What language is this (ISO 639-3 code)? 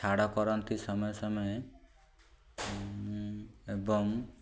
ori